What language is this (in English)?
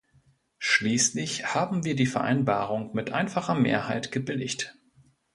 German